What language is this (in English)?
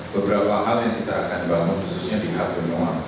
Indonesian